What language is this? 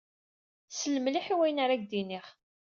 Kabyle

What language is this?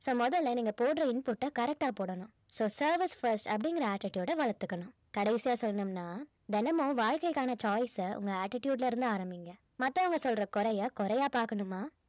Tamil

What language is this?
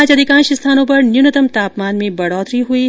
Hindi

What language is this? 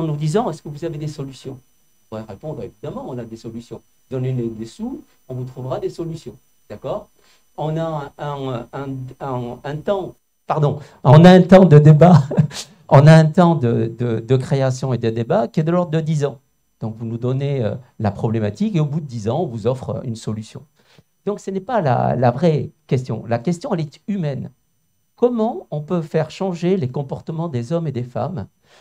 French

